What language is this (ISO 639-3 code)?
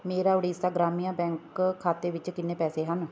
pan